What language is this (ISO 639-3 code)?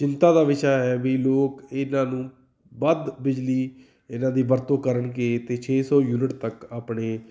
pan